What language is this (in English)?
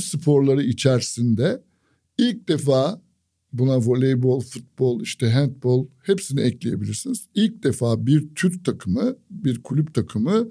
Turkish